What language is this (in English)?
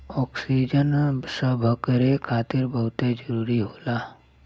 Bhojpuri